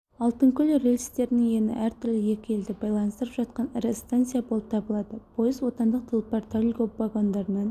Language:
Kazakh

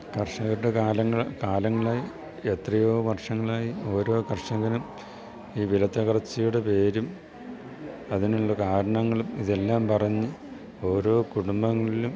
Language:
Malayalam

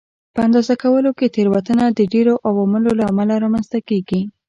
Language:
Pashto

